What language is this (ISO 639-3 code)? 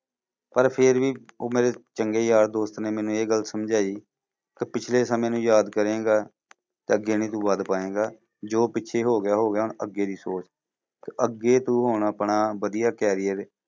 pan